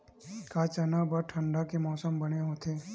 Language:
Chhattisgarhi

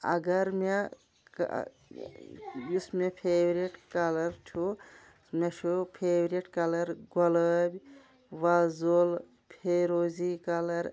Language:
Kashmiri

